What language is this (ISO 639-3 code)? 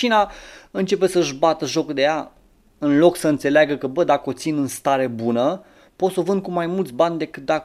ron